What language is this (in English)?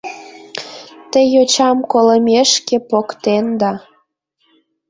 Mari